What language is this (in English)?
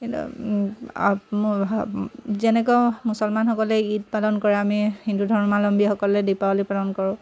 Assamese